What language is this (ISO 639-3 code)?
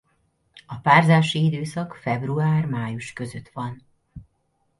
hun